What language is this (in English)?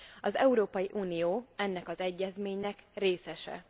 Hungarian